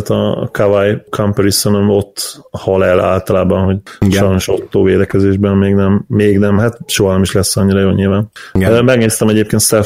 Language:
Hungarian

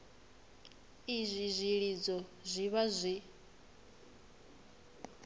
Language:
Venda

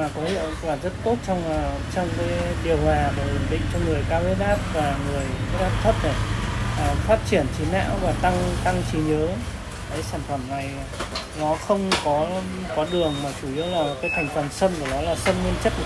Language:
Vietnamese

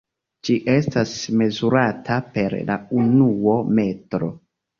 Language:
Esperanto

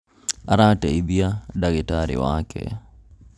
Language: Kikuyu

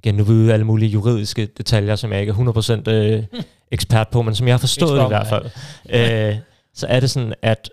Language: Danish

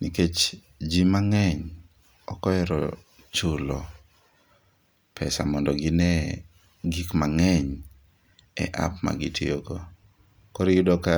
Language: Luo (Kenya and Tanzania)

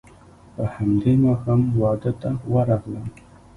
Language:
Pashto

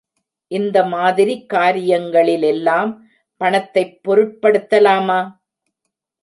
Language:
Tamil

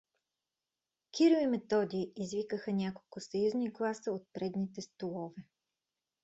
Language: Bulgarian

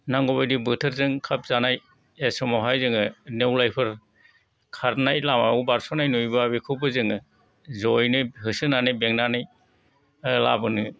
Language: Bodo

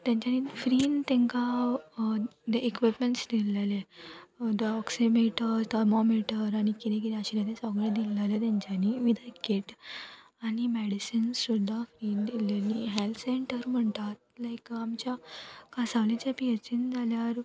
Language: Konkani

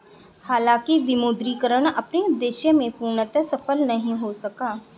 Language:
Hindi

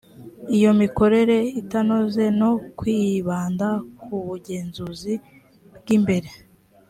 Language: Kinyarwanda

